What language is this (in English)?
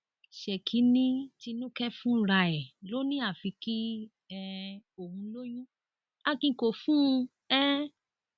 Yoruba